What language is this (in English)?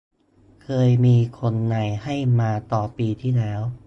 Thai